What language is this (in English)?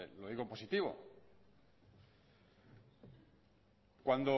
Spanish